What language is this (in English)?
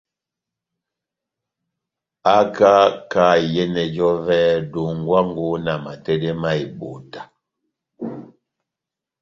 Batanga